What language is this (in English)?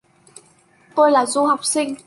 Vietnamese